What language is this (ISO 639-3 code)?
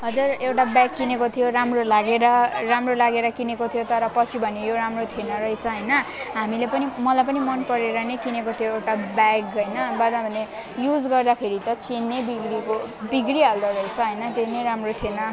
nep